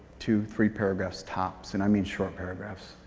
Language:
English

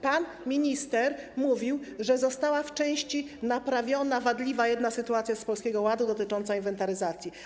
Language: Polish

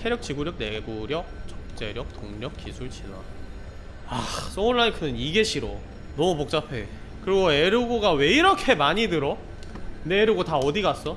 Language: Korean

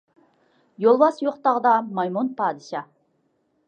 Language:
Uyghur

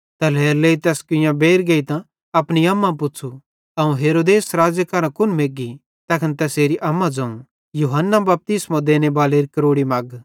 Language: Bhadrawahi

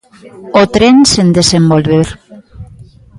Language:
Galician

